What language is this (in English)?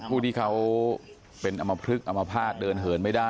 Thai